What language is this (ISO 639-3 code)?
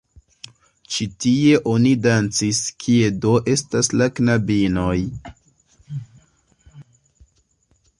epo